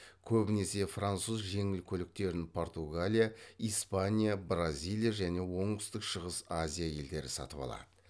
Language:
Kazakh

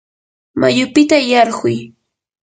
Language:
Yanahuanca Pasco Quechua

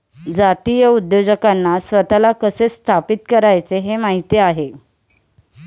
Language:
Marathi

